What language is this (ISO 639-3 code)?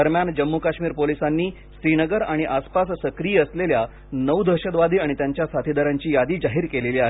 mar